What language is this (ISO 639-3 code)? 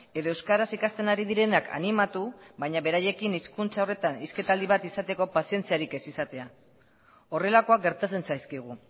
eus